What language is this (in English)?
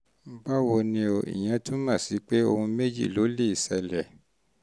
Yoruba